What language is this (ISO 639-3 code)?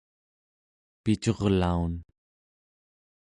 esu